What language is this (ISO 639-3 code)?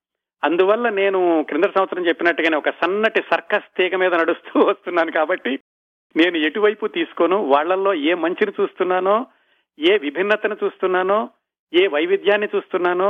tel